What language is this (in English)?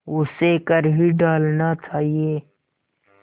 Hindi